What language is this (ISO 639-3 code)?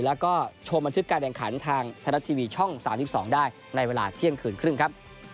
tha